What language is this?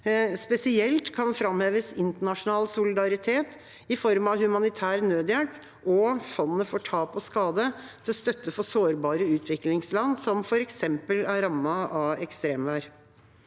Norwegian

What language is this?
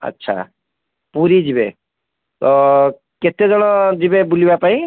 Odia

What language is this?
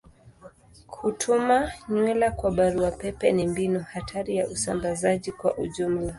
Swahili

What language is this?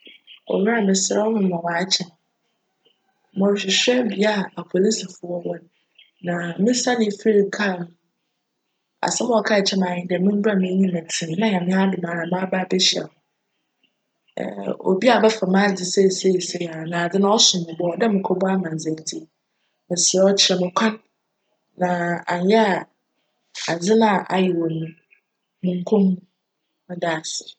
Akan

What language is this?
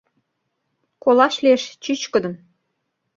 Mari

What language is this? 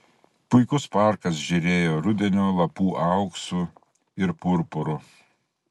Lithuanian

